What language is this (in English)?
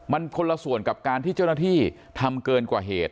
Thai